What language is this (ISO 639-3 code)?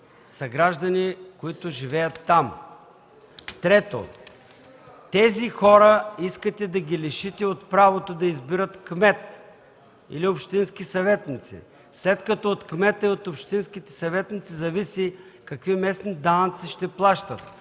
bul